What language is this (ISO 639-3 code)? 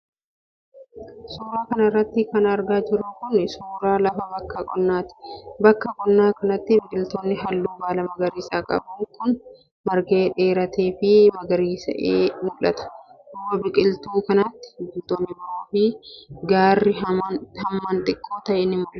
orm